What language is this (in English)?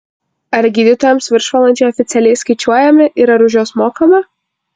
Lithuanian